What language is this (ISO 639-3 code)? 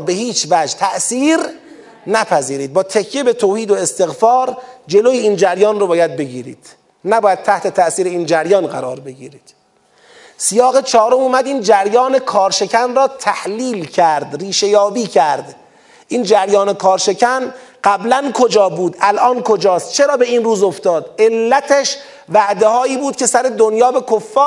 fas